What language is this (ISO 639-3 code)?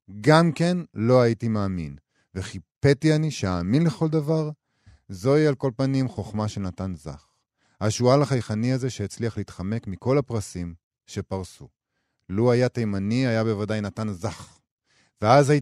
heb